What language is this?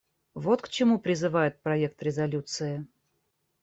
Russian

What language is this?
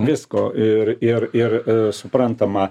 Lithuanian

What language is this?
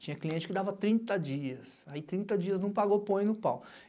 Portuguese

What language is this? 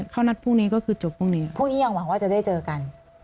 Thai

